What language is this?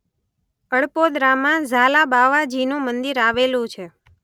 Gujarati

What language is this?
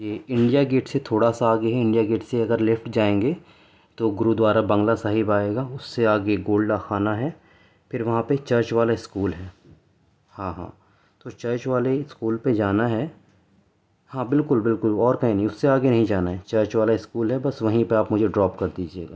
Urdu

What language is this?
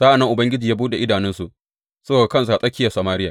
Hausa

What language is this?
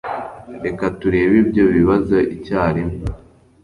Kinyarwanda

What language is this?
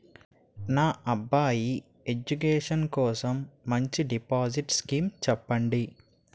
Telugu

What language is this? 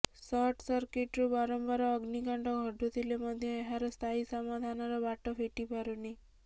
Odia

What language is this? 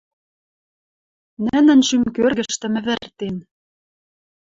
Western Mari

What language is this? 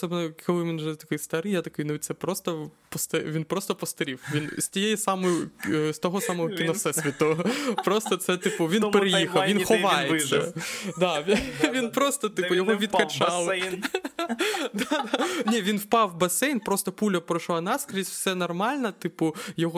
Ukrainian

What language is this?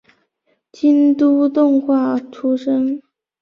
Chinese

